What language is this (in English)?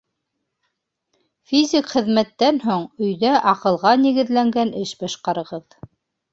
Bashkir